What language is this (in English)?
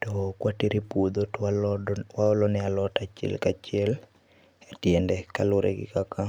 Luo (Kenya and Tanzania)